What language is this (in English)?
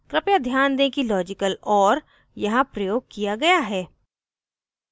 Hindi